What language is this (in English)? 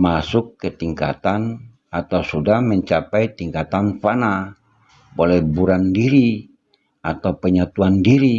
Indonesian